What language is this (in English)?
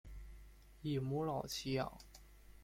Chinese